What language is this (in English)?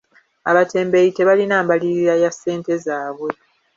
Ganda